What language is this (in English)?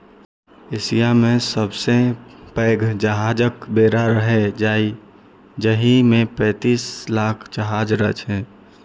Maithili